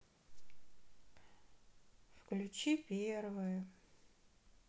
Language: Russian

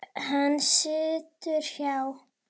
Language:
Icelandic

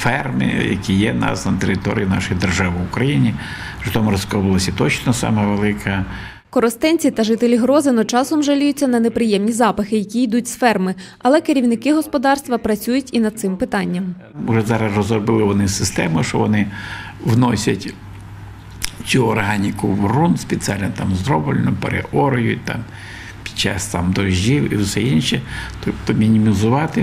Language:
Ukrainian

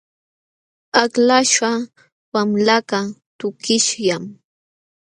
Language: Jauja Wanca Quechua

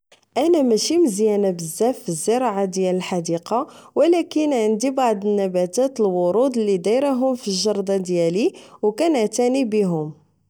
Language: Moroccan Arabic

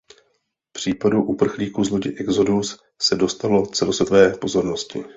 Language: Czech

